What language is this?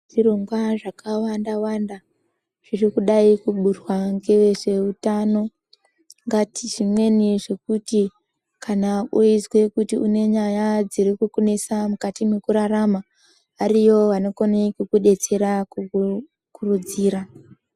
Ndau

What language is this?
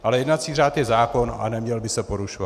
Czech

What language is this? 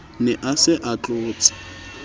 Southern Sotho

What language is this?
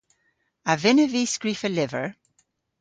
Cornish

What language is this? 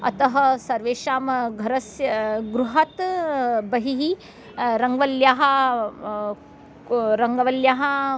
Sanskrit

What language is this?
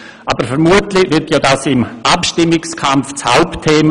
Swiss German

